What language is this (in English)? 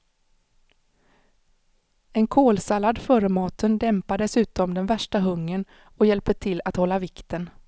Swedish